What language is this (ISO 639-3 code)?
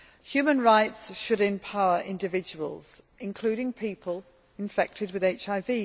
eng